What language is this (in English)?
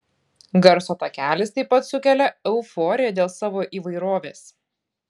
Lithuanian